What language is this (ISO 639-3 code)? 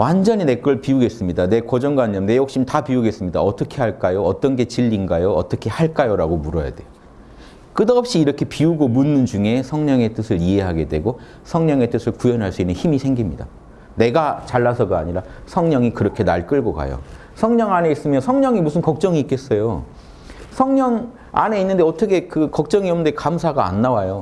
kor